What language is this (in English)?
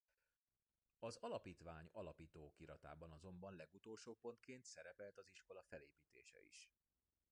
Hungarian